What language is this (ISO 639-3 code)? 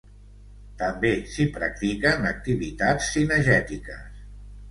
cat